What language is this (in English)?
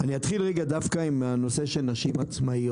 Hebrew